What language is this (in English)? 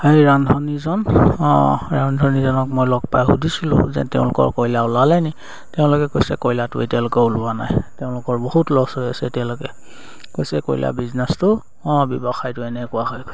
Assamese